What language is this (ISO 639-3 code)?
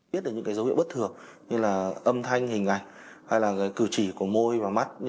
vie